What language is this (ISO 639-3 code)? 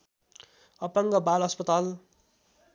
nep